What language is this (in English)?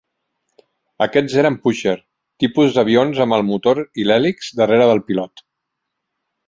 Catalan